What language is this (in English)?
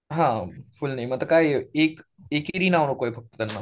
Marathi